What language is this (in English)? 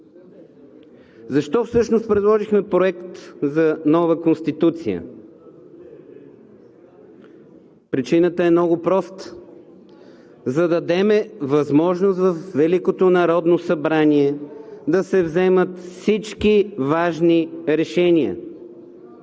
Bulgarian